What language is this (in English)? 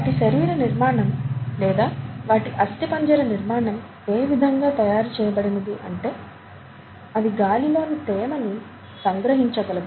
Telugu